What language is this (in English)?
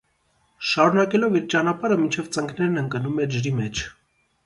Armenian